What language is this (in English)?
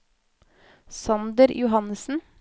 Norwegian